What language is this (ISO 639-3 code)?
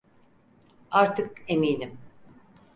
tur